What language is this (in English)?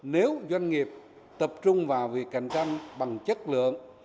Vietnamese